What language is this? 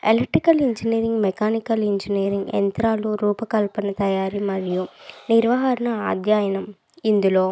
Telugu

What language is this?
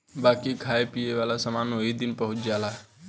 Bhojpuri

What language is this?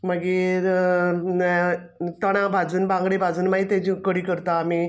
Konkani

